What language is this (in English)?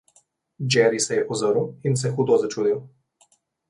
Slovenian